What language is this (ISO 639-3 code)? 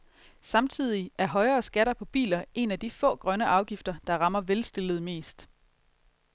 dan